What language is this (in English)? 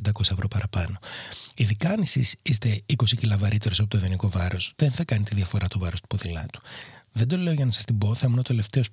Greek